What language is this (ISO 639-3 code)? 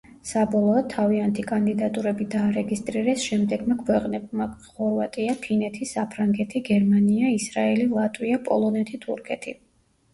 kat